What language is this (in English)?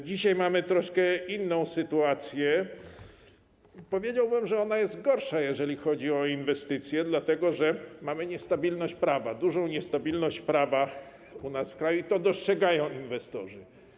Polish